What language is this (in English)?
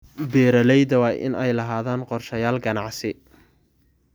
Somali